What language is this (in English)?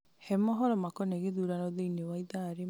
Kikuyu